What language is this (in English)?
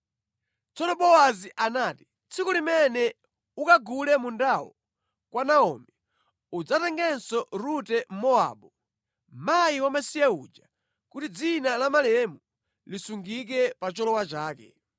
Nyanja